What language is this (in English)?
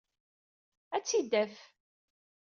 Kabyle